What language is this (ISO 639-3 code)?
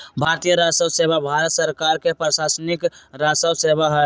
mag